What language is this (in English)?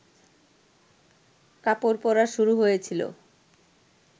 Bangla